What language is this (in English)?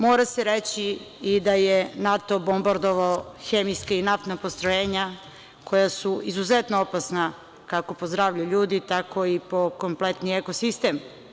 Serbian